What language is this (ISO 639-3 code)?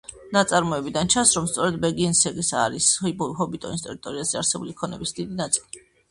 kat